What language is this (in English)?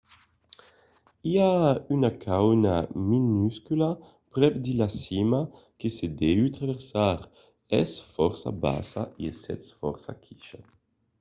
Occitan